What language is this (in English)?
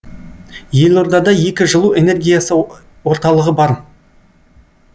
Kazakh